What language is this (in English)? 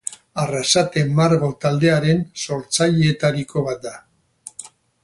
Basque